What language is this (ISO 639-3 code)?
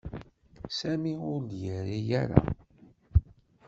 kab